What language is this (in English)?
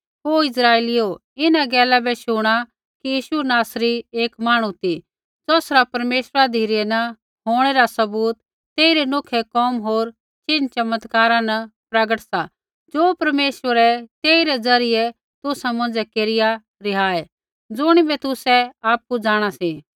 Kullu Pahari